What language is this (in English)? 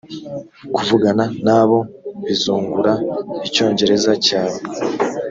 Kinyarwanda